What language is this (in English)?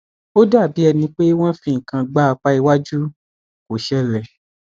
Yoruba